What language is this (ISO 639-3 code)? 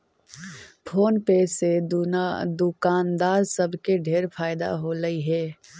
mag